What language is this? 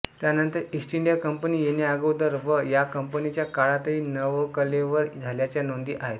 Marathi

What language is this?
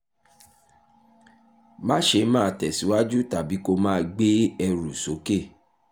Yoruba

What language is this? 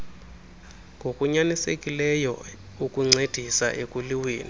Xhosa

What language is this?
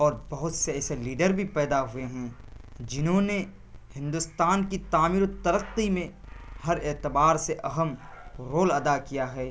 Urdu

